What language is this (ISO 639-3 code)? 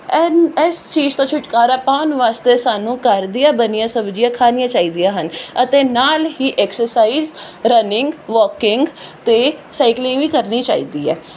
pan